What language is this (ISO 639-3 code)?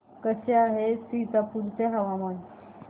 mar